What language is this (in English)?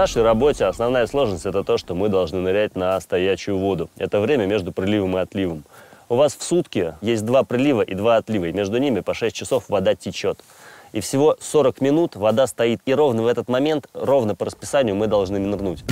Russian